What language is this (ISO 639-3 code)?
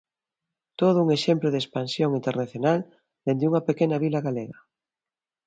glg